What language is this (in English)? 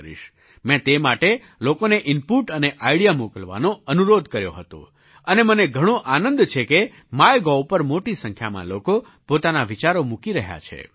Gujarati